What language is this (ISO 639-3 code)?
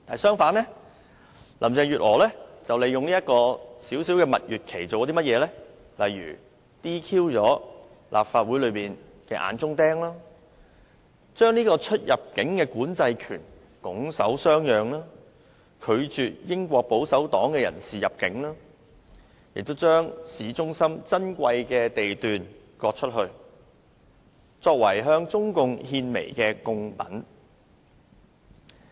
yue